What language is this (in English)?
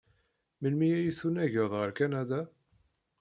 Kabyle